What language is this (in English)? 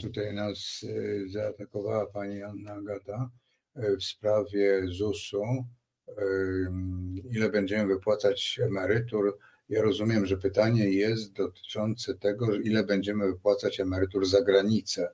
Polish